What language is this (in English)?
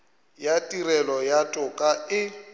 Northern Sotho